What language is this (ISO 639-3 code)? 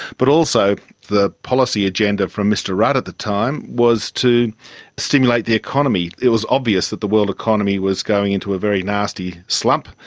eng